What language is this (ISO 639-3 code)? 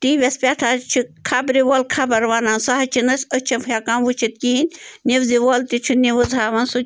kas